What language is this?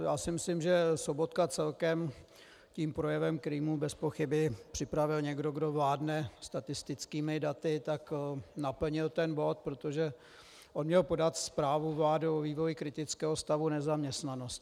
Czech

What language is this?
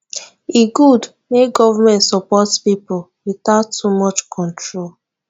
Nigerian Pidgin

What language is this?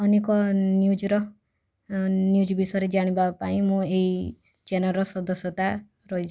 Odia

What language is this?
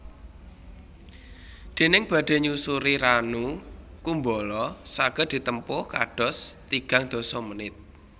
Javanese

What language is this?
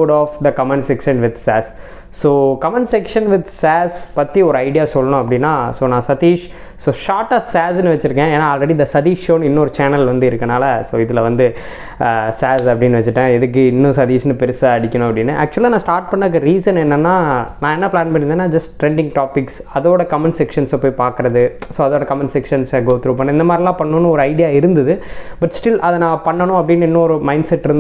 Tamil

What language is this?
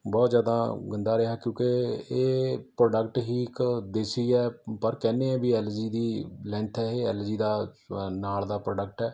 Punjabi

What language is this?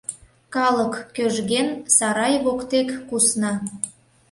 Mari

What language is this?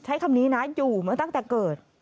Thai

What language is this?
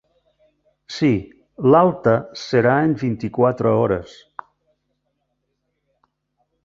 Catalan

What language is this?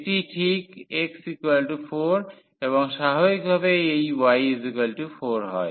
Bangla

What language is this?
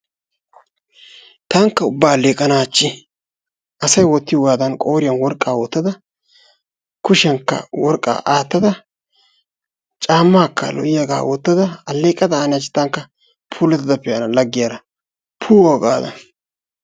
Wolaytta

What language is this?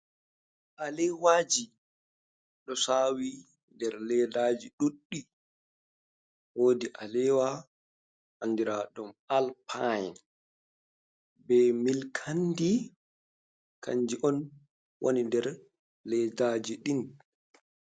Fula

